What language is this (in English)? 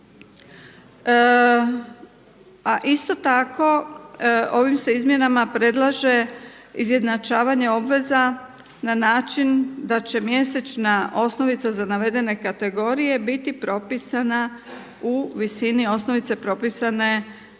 Croatian